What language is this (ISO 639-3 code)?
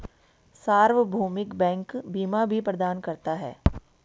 hin